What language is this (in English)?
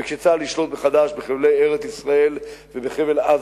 Hebrew